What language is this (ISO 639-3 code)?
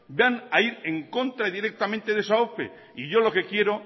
spa